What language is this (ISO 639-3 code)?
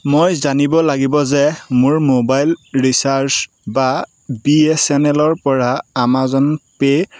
asm